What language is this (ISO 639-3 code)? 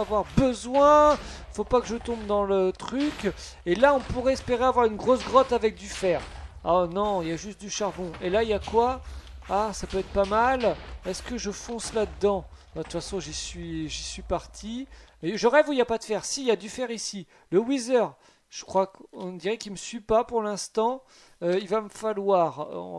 fra